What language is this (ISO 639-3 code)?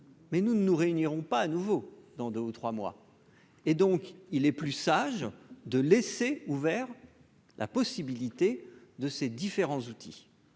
fra